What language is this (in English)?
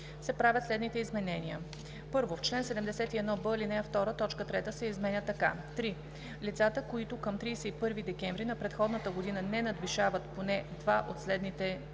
Bulgarian